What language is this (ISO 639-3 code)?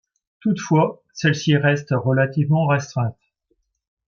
fra